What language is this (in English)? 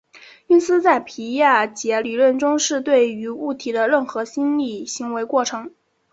Chinese